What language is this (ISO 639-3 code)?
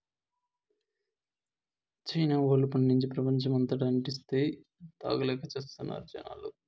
tel